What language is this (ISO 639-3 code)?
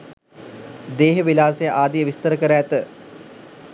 sin